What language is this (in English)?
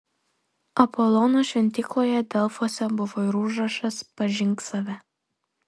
Lithuanian